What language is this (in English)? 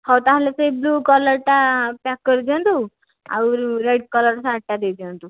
Odia